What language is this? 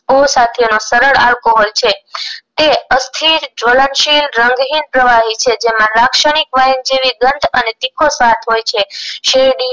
Gujarati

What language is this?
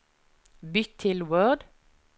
Norwegian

